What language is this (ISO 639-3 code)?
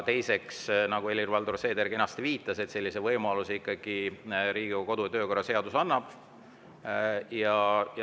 est